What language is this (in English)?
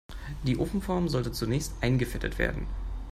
German